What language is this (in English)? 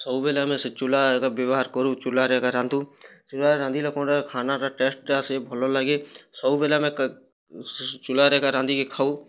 Odia